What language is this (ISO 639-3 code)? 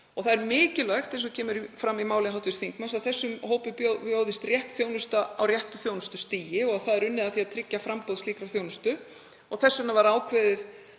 isl